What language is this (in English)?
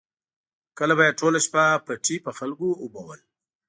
Pashto